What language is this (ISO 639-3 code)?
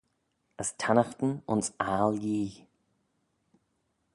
glv